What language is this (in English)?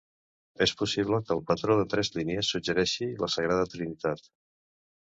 Catalan